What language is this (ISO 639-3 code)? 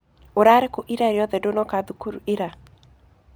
kik